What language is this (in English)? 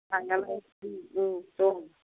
Bodo